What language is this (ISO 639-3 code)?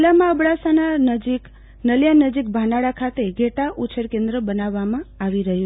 guj